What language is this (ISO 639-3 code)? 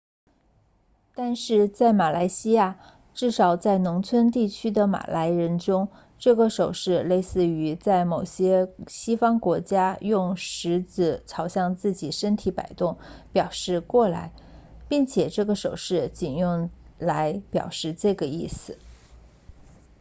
zho